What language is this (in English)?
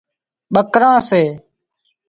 Wadiyara Koli